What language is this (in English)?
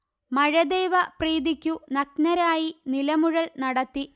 Malayalam